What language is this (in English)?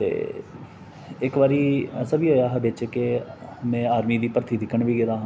Dogri